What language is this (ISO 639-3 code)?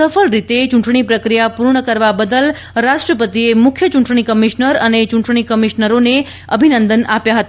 guj